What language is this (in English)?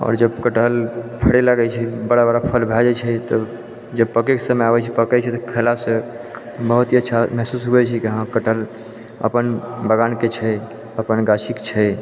Maithili